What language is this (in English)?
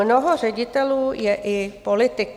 Czech